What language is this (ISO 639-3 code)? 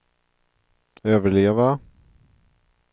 swe